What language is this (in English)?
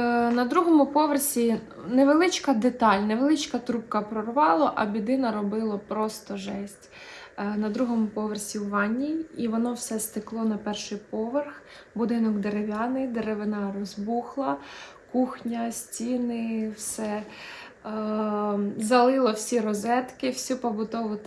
Ukrainian